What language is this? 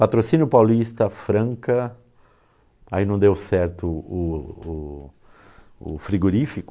Portuguese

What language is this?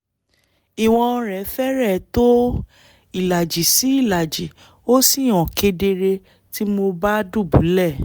Yoruba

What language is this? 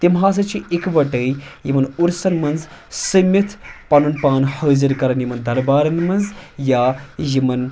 Kashmiri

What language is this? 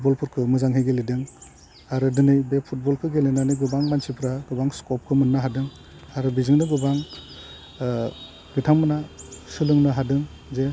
Bodo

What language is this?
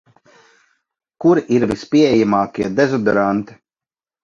Latvian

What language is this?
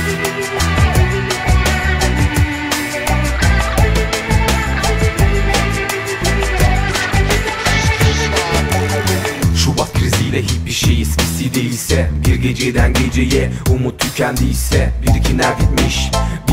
Turkish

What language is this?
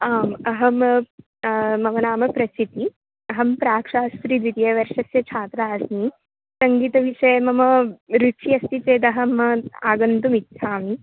Sanskrit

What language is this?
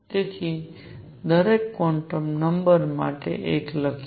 Gujarati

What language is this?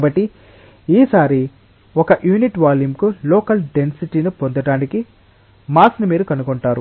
Telugu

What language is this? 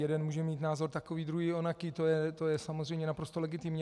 Czech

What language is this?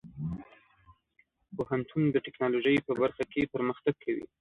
Pashto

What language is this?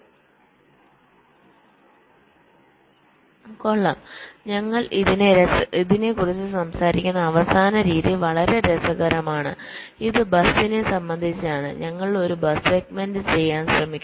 Malayalam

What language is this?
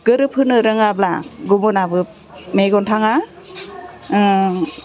Bodo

